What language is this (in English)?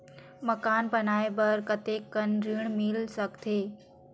Chhattisgarhi